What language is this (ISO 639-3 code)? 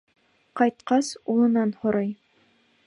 bak